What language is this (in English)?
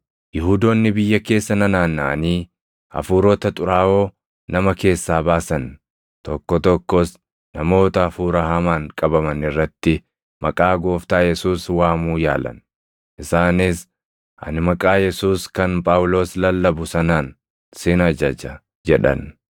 Oromo